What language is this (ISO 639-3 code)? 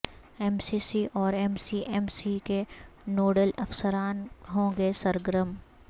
urd